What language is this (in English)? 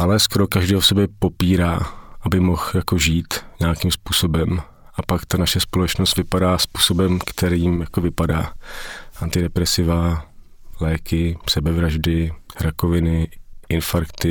Czech